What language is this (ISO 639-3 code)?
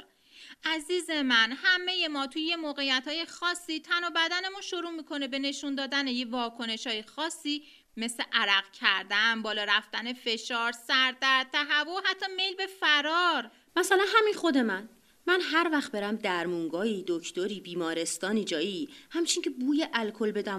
fas